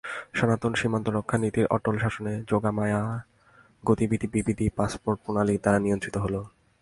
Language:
Bangla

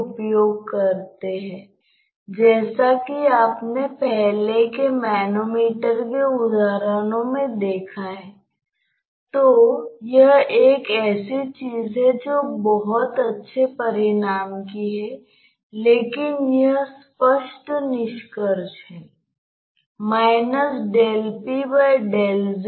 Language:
Hindi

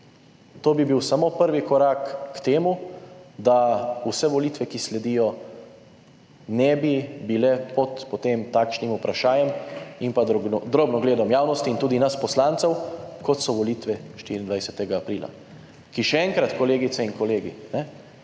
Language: Slovenian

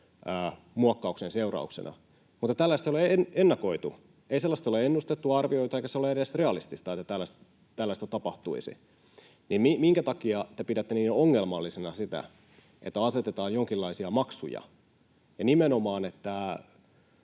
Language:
Finnish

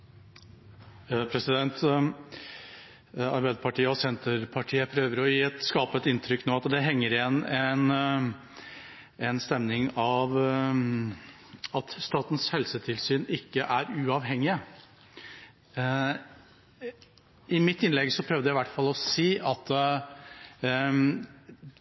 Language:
Norwegian Bokmål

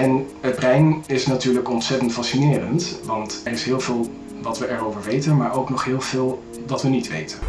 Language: Dutch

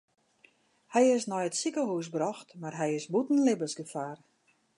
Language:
Western Frisian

